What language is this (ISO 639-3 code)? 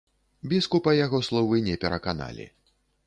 bel